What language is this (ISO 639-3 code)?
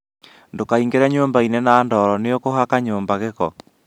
kik